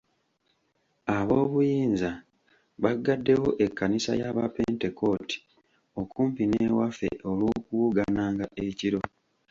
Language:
Ganda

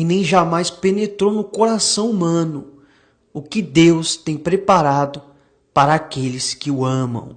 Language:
Portuguese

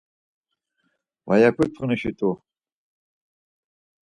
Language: Laz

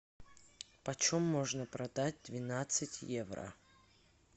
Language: Russian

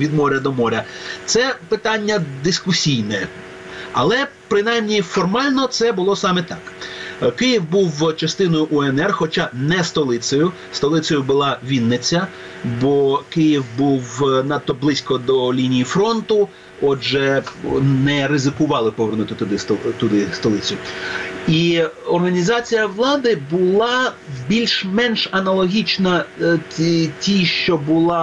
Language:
Ukrainian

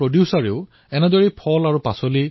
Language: Assamese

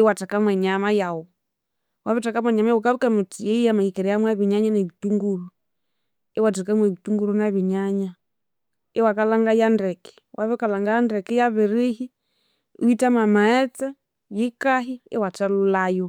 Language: Konzo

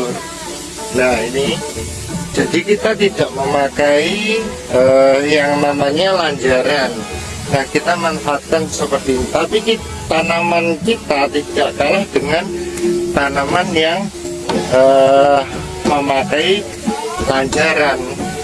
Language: Indonesian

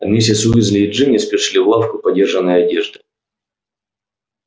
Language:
Russian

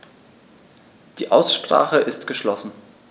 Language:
German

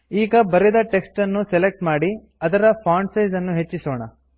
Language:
Kannada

